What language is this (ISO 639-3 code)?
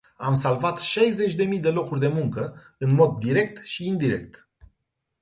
ron